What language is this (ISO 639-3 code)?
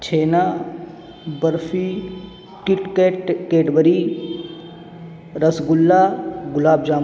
urd